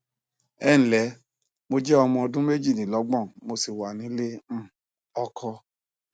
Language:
Yoruba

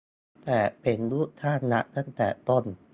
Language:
Thai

